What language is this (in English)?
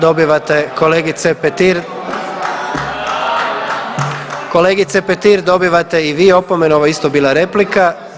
Croatian